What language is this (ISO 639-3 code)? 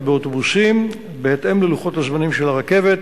heb